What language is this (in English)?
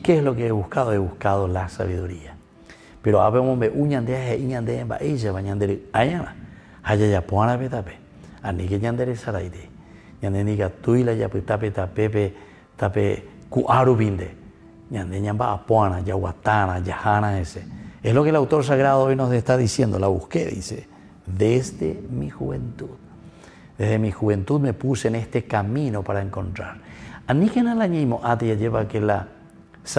Spanish